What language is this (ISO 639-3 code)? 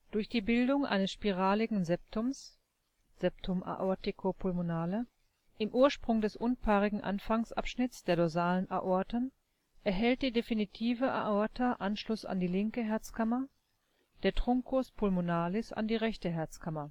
deu